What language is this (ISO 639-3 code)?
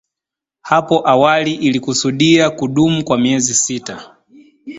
swa